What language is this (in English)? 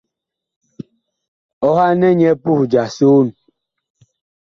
Bakoko